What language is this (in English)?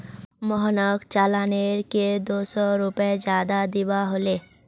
Magahi